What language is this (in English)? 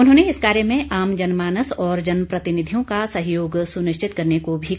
Hindi